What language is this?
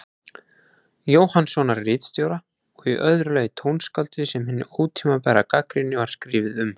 Icelandic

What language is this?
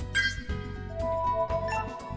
Vietnamese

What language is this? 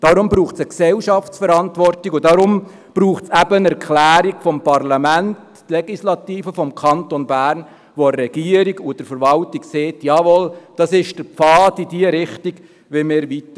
Swiss German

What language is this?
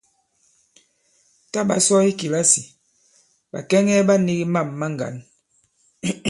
Bankon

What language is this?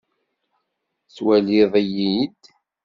Kabyle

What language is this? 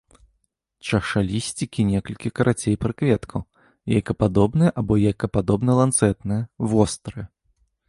Belarusian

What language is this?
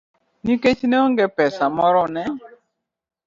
Luo (Kenya and Tanzania)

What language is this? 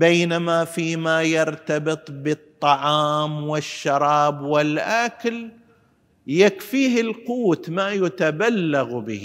Arabic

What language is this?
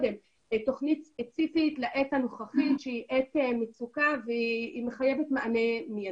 Hebrew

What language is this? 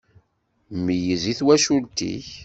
Kabyle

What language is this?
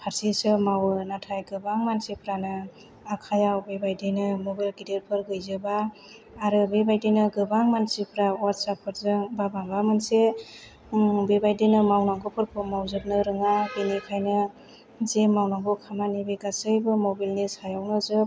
Bodo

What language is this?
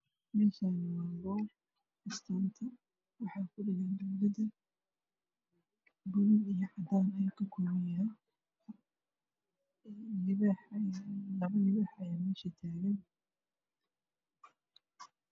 Somali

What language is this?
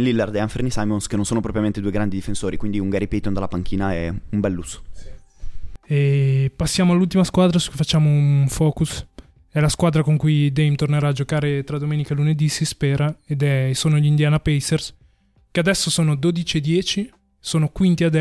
Italian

